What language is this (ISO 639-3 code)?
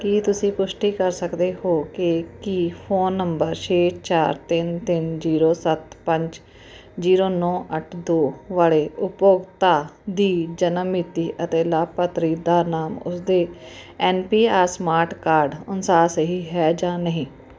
pan